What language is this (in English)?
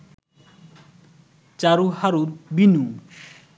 Bangla